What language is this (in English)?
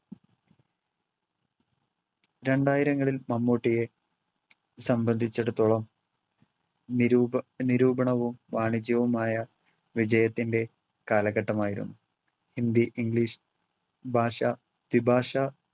Malayalam